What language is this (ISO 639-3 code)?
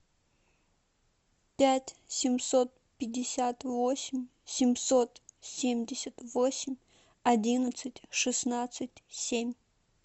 rus